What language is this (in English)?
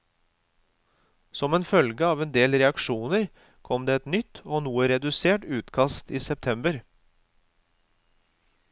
Norwegian